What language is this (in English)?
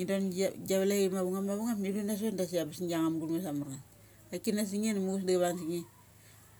Mali